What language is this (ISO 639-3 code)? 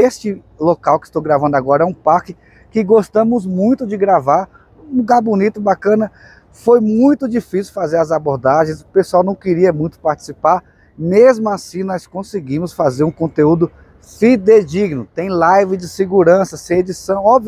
por